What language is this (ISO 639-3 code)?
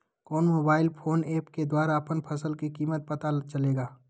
mag